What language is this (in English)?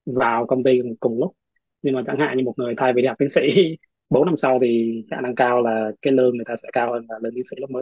Vietnamese